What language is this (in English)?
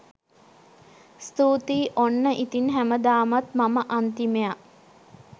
Sinhala